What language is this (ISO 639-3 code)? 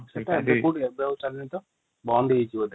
ori